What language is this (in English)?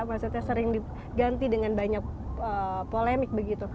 Indonesian